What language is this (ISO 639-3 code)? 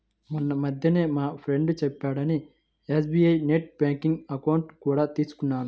tel